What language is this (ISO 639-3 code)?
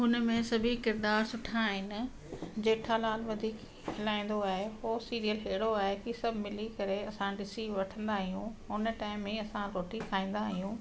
snd